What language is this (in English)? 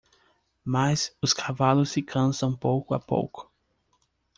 Portuguese